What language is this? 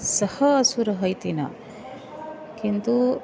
Sanskrit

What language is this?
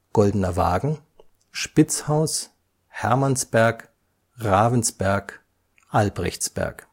German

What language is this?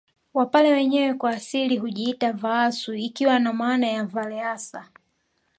Swahili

